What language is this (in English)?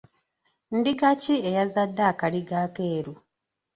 Ganda